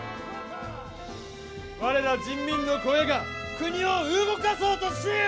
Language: Japanese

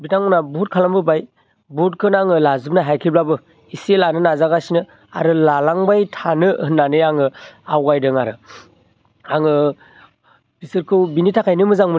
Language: Bodo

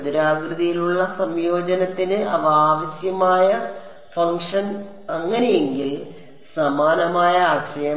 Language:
Malayalam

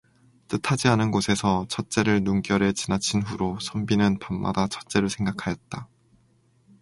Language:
Korean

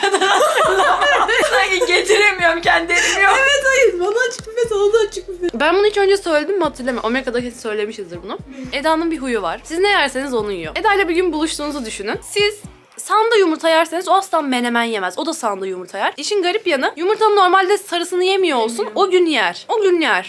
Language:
Turkish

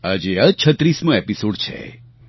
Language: Gujarati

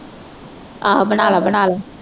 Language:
Punjabi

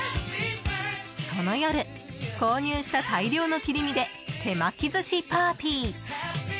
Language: Japanese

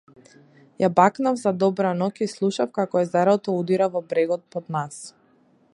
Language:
Macedonian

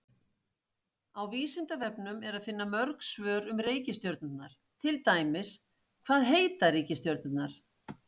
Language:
Icelandic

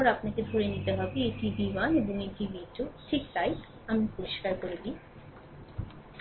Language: Bangla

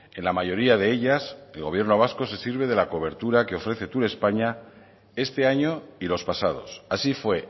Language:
Spanish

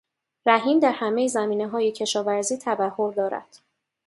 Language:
Persian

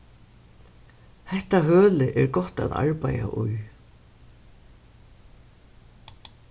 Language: Faroese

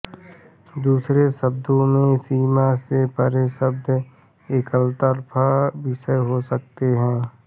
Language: Hindi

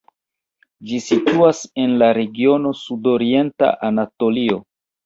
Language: Esperanto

